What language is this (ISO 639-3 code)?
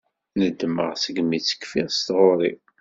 kab